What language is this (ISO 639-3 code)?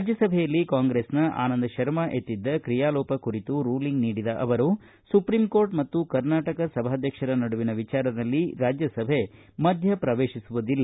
kan